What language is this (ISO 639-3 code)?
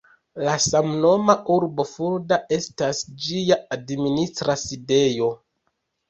epo